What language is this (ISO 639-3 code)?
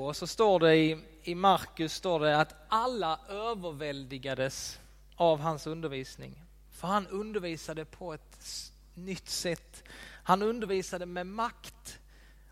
swe